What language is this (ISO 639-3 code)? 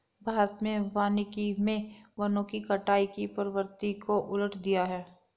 hin